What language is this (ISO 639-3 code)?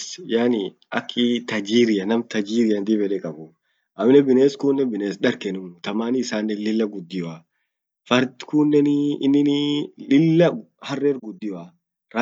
orc